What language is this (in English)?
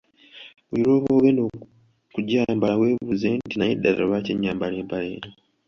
Ganda